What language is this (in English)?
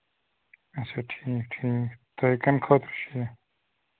Kashmiri